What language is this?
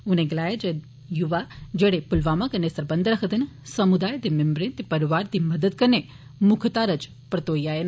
Dogri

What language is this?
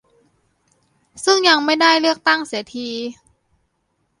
Thai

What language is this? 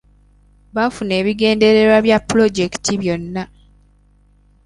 Ganda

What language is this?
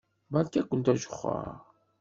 Kabyle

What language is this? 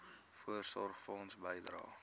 Afrikaans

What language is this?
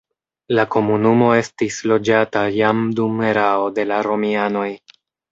Esperanto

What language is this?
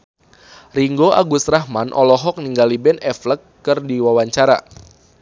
Sundanese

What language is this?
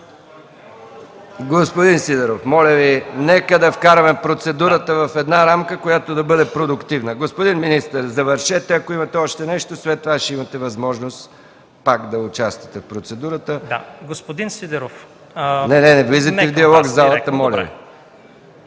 Bulgarian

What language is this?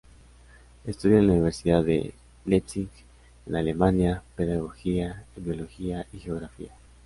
Spanish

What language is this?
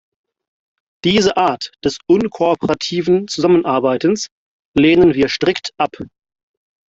German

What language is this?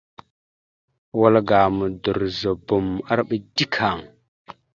Mada (Cameroon)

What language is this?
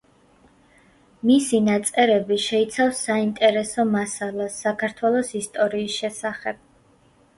Georgian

